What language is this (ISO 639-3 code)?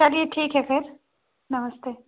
hin